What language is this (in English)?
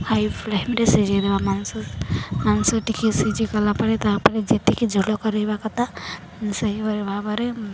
Odia